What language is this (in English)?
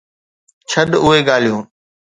Sindhi